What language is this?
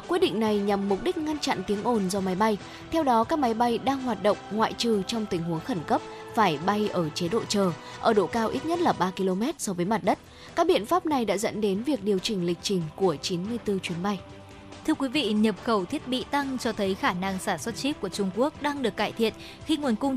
Vietnamese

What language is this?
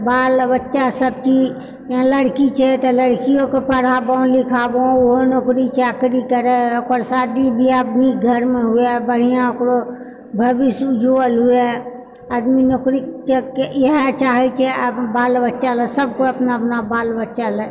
Maithili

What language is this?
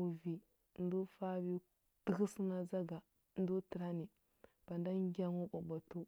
Huba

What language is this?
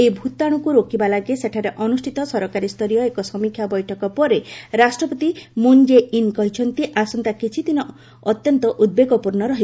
Odia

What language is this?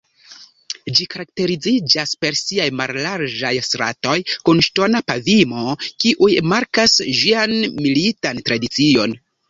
Esperanto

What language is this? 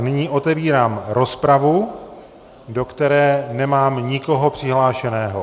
Czech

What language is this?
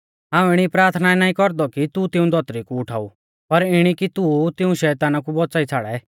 Mahasu Pahari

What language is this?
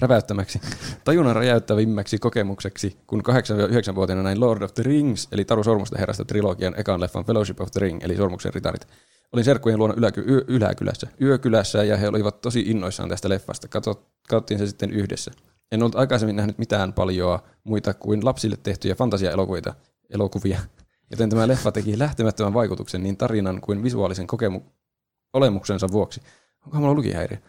Finnish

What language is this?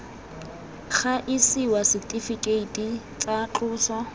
Tswana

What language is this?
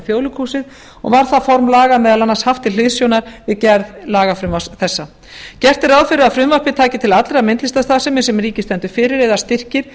Icelandic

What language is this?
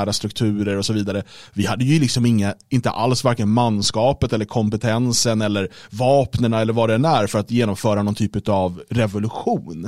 Swedish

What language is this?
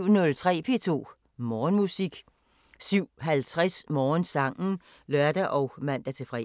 Danish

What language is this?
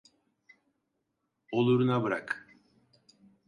Turkish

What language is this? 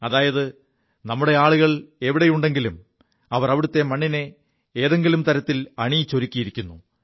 Malayalam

